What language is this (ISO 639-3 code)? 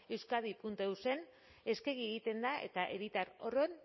eus